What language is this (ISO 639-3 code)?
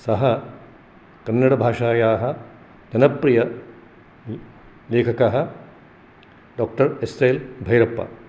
san